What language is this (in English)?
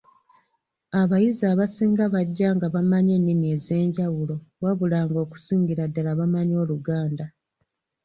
Ganda